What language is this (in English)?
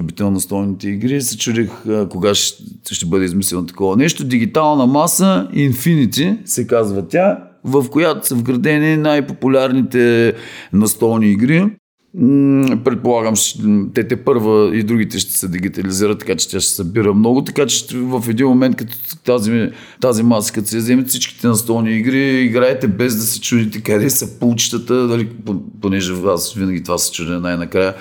Bulgarian